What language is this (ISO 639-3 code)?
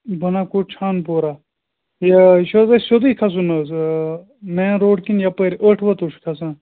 kas